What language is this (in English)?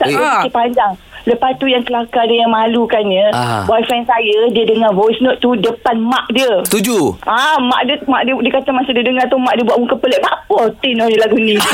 Malay